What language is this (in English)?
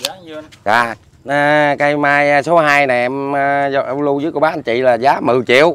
Vietnamese